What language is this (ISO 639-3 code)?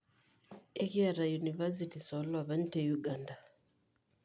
mas